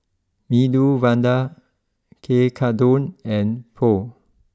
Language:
English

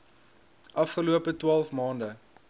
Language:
Afrikaans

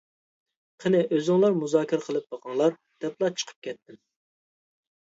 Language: Uyghur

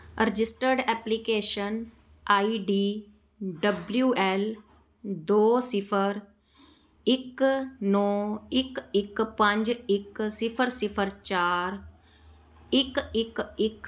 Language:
Punjabi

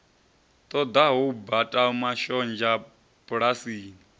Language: Venda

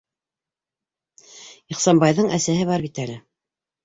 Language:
Bashkir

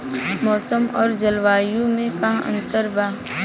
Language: Bhojpuri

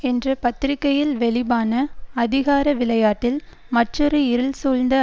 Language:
Tamil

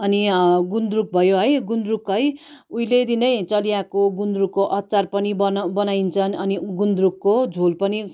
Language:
Nepali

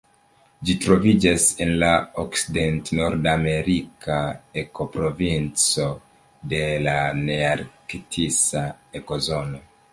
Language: Esperanto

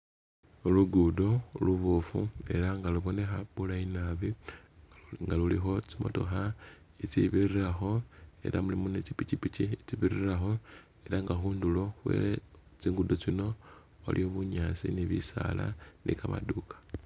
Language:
Masaaba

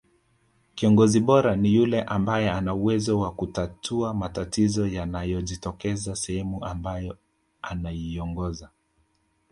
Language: Swahili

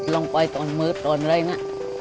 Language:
Thai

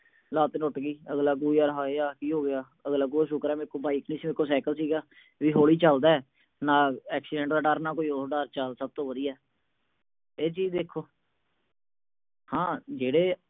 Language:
Punjabi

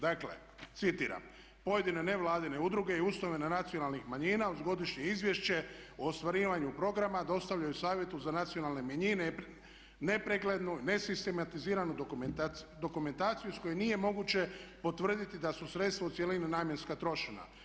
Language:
Croatian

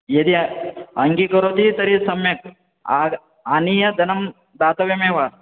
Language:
Sanskrit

